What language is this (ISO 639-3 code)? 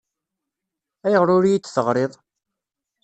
kab